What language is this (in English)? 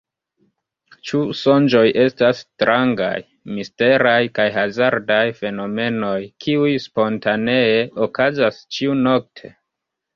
Esperanto